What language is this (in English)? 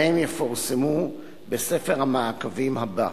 Hebrew